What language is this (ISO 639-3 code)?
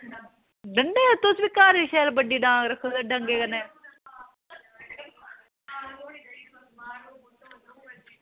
doi